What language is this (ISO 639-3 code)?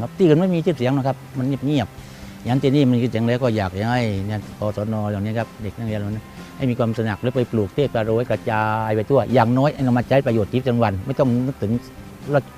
tha